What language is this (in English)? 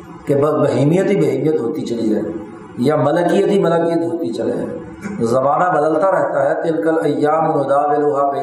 Urdu